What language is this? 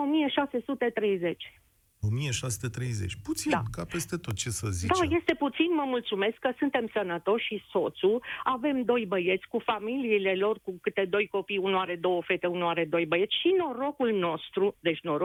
Romanian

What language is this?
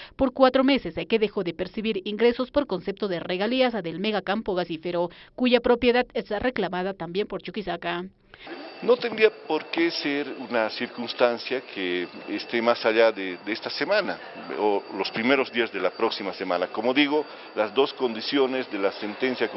Spanish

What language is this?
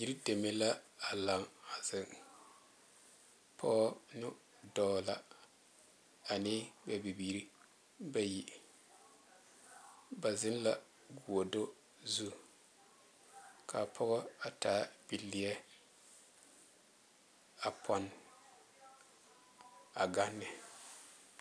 Southern Dagaare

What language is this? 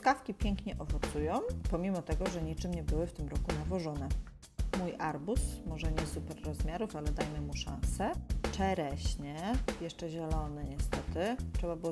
Polish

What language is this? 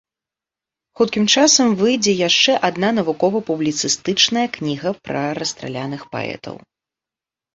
Belarusian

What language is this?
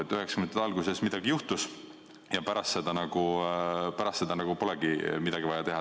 Estonian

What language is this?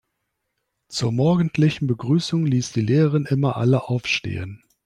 German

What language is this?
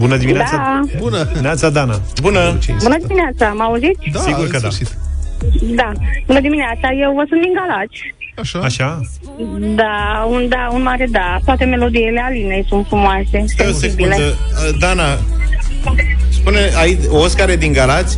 Romanian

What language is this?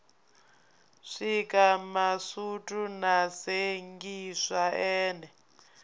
Venda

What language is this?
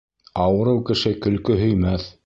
Bashkir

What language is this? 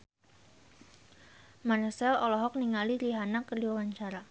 Sundanese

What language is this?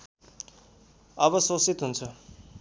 Nepali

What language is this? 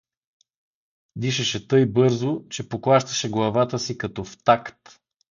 Bulgarian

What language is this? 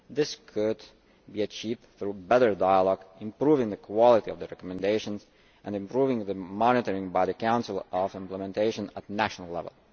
English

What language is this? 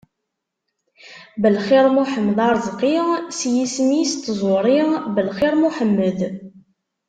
Kabyle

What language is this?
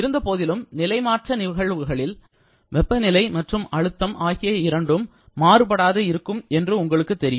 Tamil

